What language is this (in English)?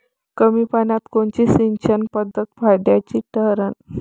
Marathi